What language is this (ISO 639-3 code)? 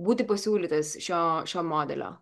lit